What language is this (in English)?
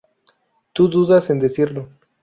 Spanish